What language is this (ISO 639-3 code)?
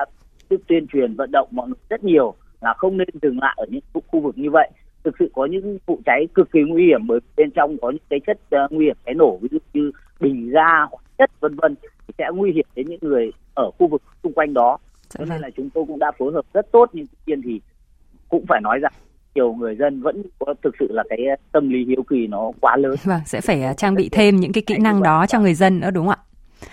vie